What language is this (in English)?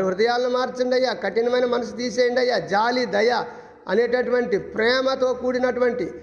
Telugu